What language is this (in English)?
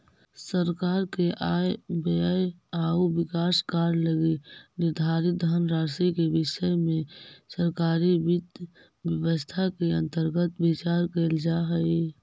Magahi